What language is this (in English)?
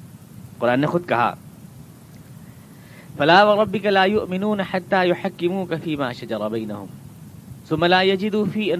Urdu